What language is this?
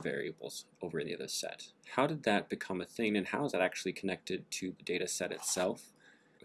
English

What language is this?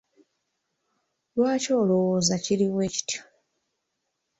Ganda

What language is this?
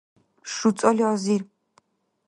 Dargwa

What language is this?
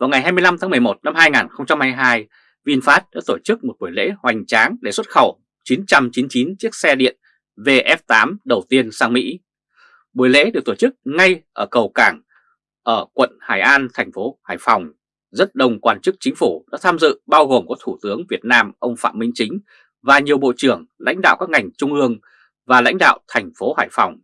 Vietnamese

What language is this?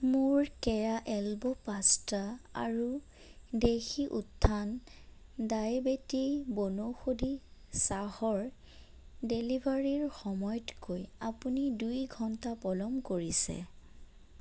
Assamese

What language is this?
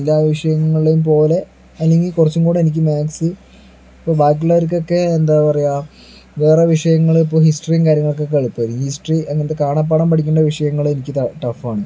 Malayalam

